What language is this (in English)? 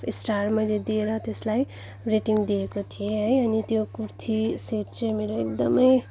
Nepali